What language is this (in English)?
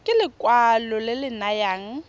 Tswana